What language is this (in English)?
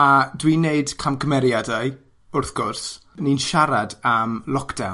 Welsh